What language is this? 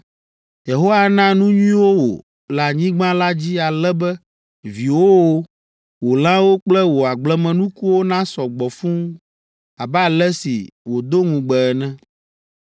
Ewe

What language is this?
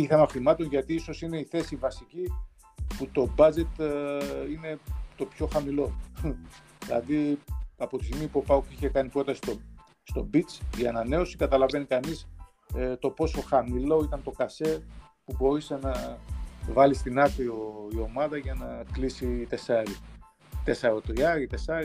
Greek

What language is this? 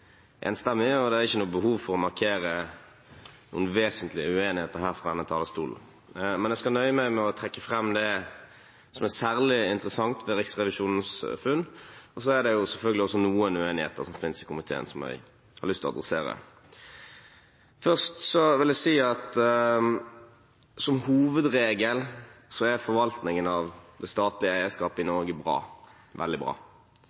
Norwegian Bokmål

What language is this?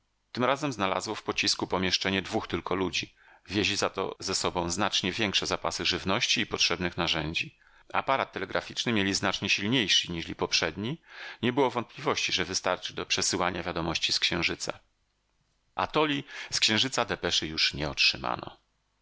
Polish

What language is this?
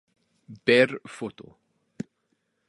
Spanish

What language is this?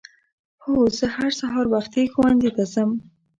Pashto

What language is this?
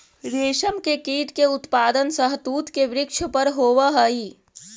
Magahi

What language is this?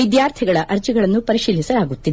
Kannada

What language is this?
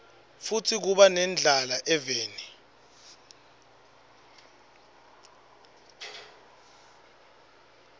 Swati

